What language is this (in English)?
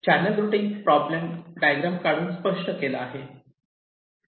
Marathi